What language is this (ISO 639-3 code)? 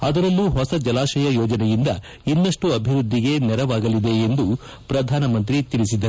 kan